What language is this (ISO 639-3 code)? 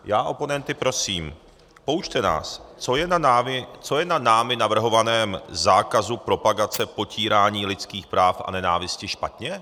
ces